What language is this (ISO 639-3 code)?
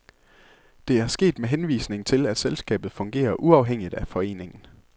dan